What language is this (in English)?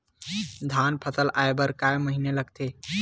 Chhattisgarhi